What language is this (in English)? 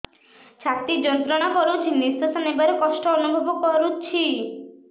Odia